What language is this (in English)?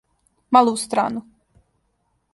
Serbian